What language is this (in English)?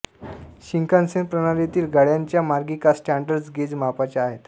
Marathi